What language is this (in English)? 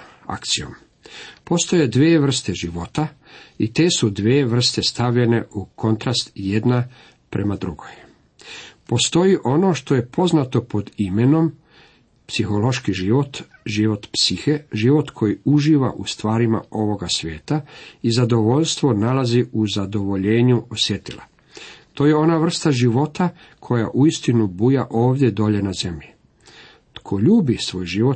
Croatian